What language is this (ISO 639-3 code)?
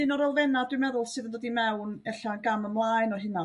cym